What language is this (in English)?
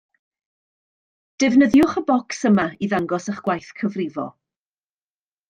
Welsh